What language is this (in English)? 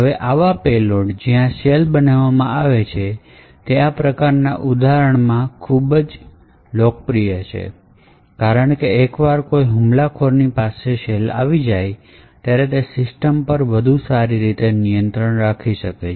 Gujarati